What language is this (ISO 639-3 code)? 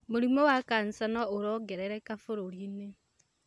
kik